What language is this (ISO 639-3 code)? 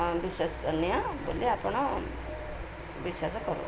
ori